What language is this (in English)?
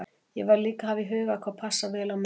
Icelandic